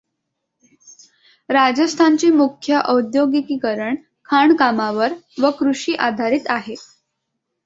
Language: Marathi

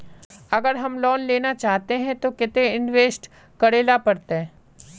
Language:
Magahi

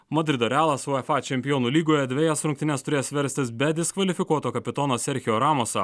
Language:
Lithuanian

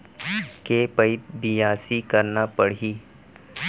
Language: Chhattisgarhi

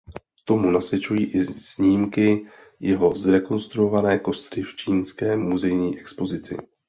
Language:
Czech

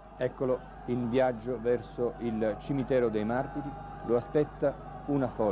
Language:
Italian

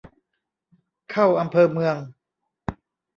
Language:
Thai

